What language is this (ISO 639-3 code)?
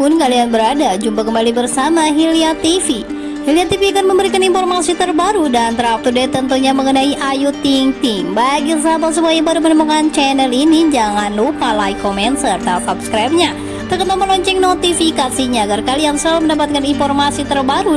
ind